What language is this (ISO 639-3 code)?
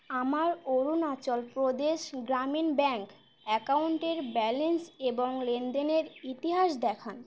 ben